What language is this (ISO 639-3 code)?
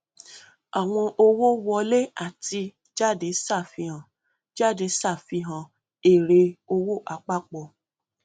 yor